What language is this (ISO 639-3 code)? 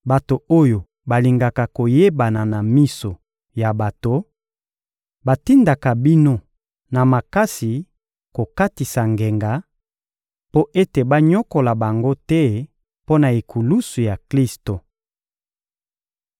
lin